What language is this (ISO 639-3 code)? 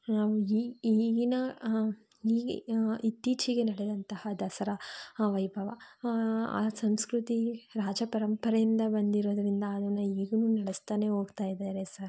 kan